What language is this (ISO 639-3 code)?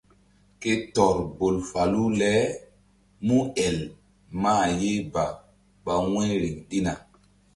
mdd